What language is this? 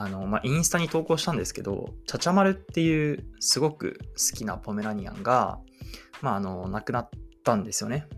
Japanese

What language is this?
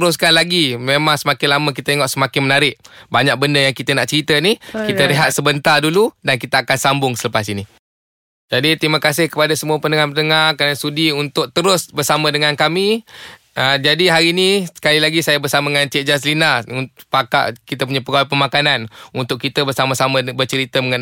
Malay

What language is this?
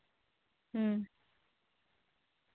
Santali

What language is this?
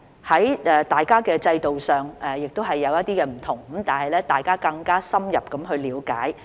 Cantonese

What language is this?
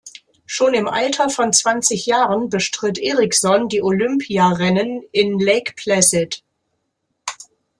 German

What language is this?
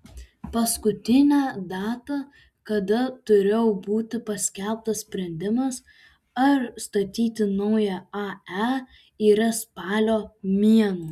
Lithuanian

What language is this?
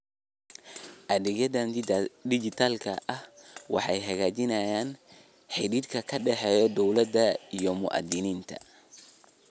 Somali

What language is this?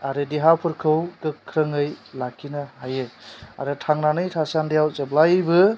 Bodo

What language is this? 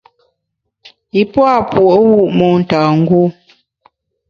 Bamun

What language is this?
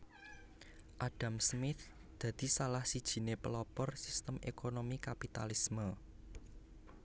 Javanese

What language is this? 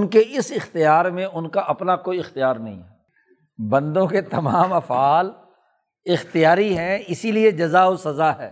Urdu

